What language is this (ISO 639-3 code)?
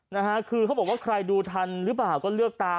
tha